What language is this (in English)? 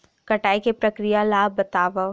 Chhattisgarhi